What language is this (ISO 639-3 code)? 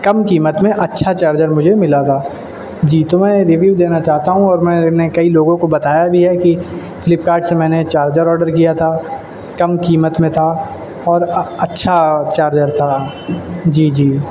urd